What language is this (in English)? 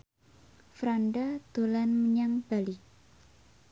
Javanese